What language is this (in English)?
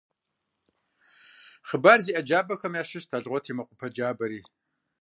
Kabardian